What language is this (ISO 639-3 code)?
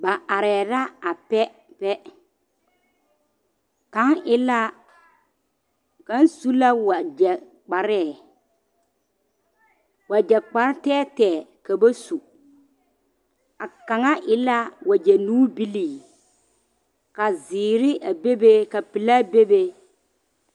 dga